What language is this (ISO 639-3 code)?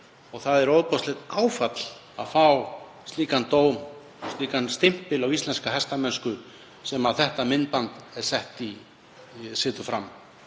isl